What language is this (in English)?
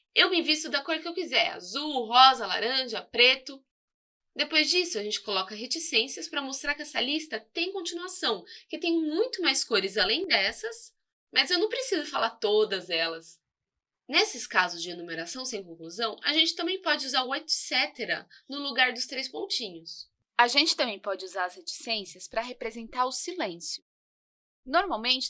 Portuguese